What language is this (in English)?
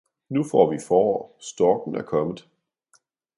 Danish